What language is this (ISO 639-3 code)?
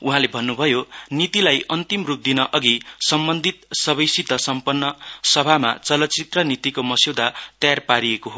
nep